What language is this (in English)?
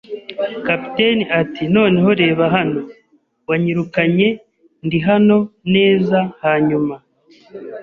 Kinyarwanda